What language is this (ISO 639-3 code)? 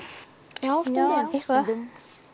isl